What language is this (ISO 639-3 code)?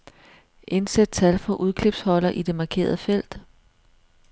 dan